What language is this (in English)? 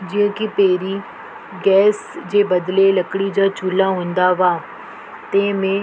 Sindhi